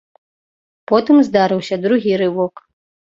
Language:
Belarusian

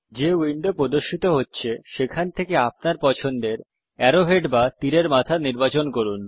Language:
Bangla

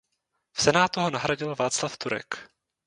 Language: Czech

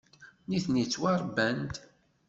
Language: Kabyle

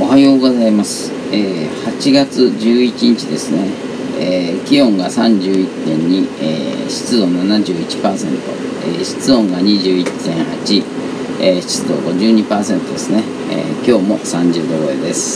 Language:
Japanese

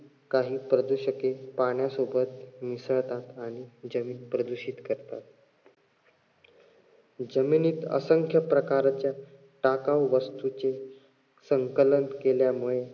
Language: Marathi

